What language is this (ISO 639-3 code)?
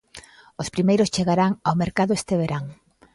glg